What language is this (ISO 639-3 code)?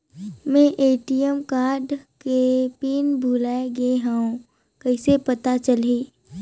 hne